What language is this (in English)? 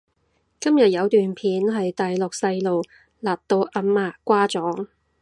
Cantonese